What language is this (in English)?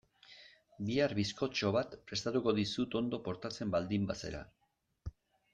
Basque